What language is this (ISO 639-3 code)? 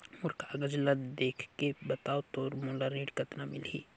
hne